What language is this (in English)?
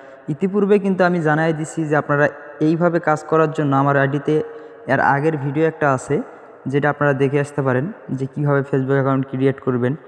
Bangla